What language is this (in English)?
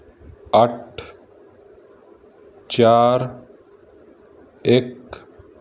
Punjabi